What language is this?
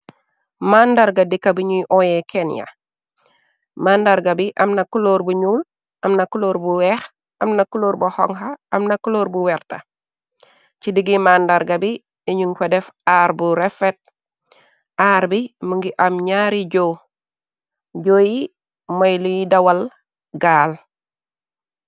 Wolof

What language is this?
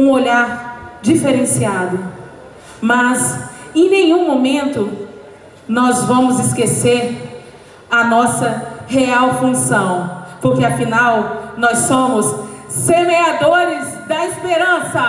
Portuguese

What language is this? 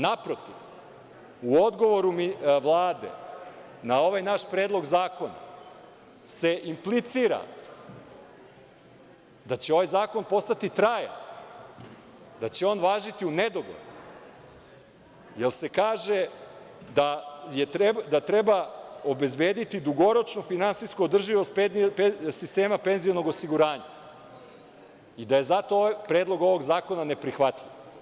Serbian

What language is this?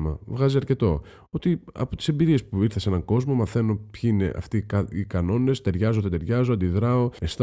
Greek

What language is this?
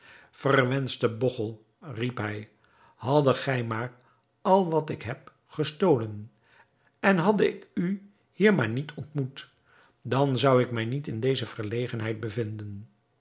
Dutch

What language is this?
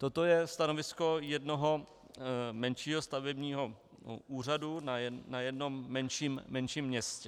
Czech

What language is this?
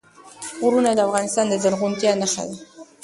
Pashto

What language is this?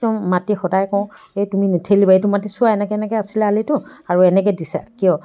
Assamese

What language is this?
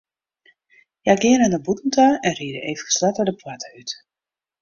Western Frisian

